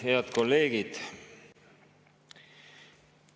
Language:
Estonian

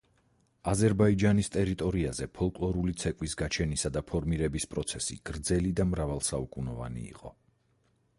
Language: Georgian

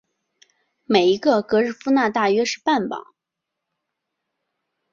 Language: Chinese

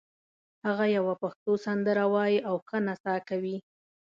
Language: Pashto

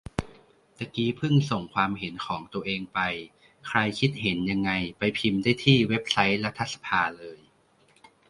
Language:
Thai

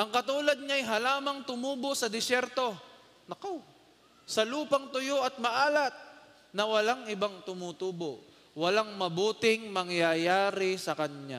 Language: Filipino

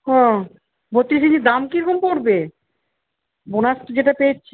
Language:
Bangla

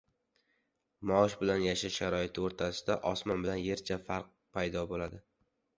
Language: Uzbek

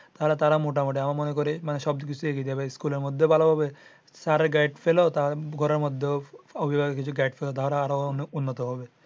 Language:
Bangla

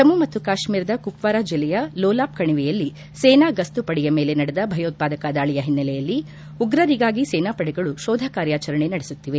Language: Kannada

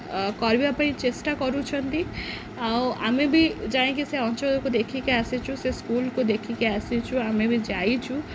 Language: Odia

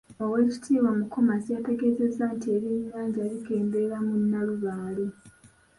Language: Ganda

